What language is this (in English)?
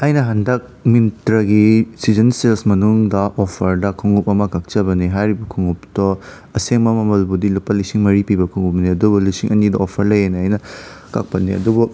Manipuri